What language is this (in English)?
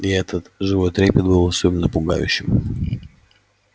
Russian